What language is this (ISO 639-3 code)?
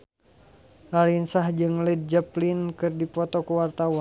sun